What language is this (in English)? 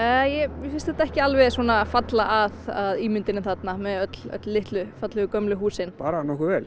Icelandic